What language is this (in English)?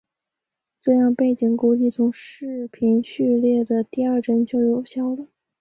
Chinese